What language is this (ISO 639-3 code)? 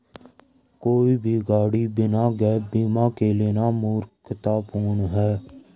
hin